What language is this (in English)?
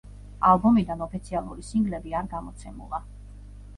Georgian